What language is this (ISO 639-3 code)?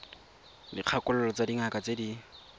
tsn